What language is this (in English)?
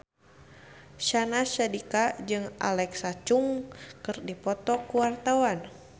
Sundanese